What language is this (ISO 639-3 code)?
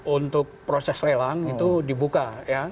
ind